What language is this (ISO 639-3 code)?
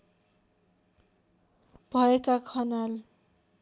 nep